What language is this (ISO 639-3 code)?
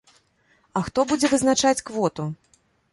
bel